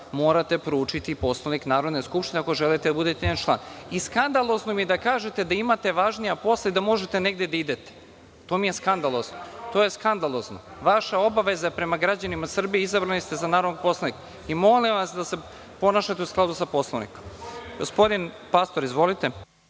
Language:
Serbian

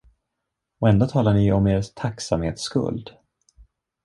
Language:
Swedish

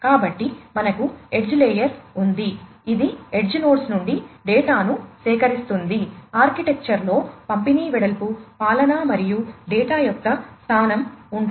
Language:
Telugu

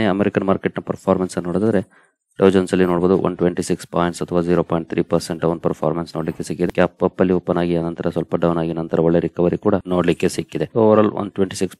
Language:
Romanian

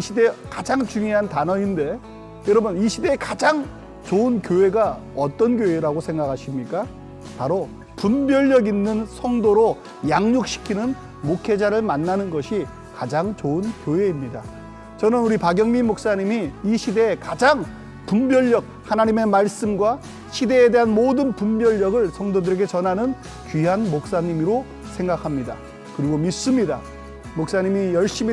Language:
Korean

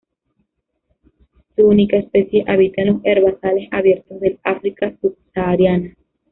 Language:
Spanish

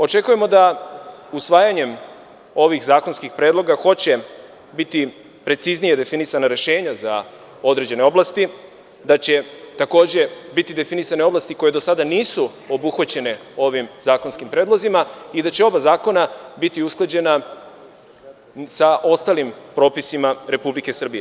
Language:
Serbian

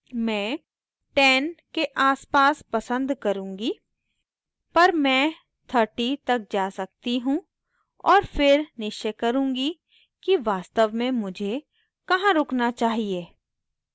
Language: Hindi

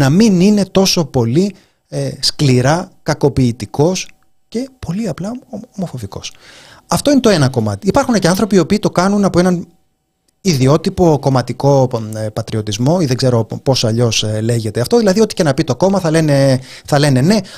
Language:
Greek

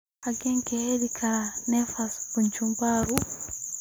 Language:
Somali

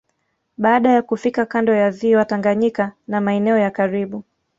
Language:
Swahili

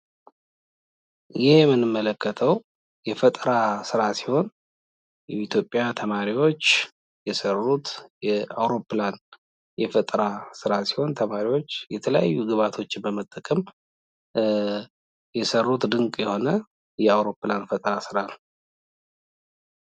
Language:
Amharic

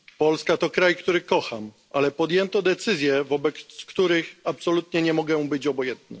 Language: Polish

